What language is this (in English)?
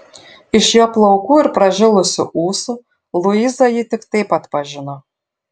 Lithuanian